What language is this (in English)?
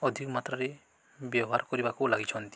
Odia